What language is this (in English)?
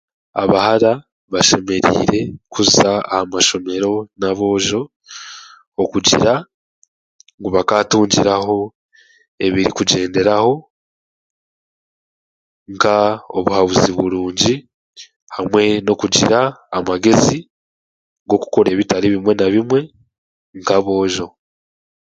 Chiga